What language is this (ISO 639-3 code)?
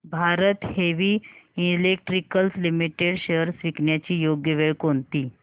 mar